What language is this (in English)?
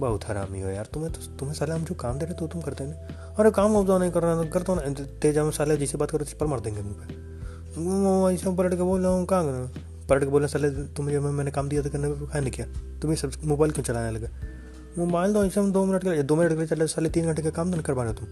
Hindi